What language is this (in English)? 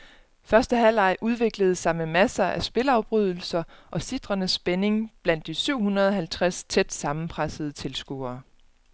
Danish